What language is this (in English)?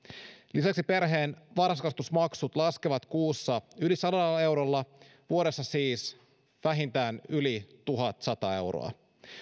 Finnish